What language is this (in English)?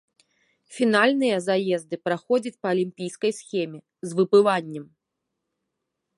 Belarusian